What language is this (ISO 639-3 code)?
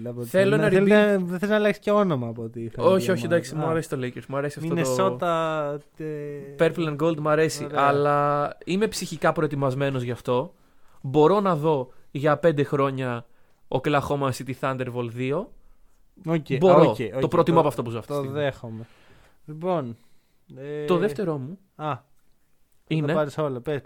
ell